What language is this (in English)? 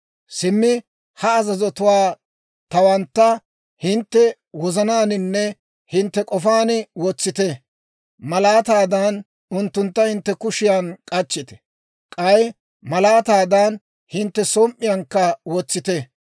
Dawro